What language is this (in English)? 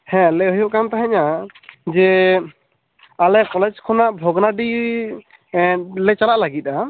Santali